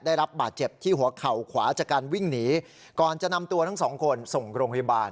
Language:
Thai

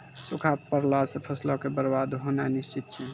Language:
Maithili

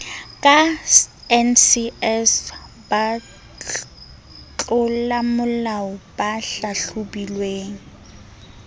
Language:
Southern Sotho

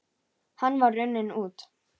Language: Icelandic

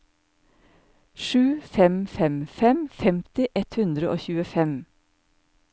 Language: Norwegian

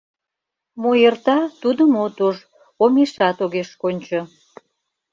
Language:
Mari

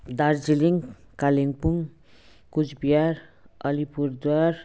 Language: Nepali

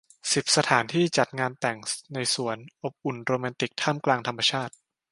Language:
Thai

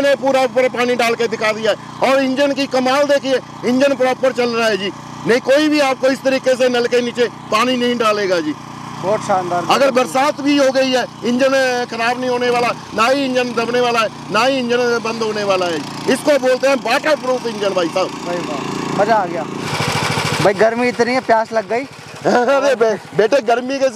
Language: Hindi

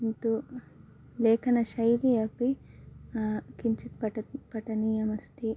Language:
Sanskrit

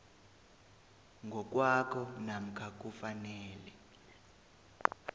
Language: South Ndebele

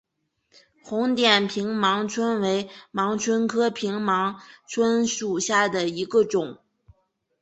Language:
Chinese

